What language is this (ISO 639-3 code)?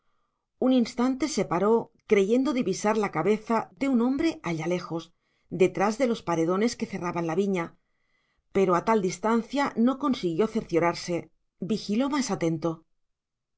spa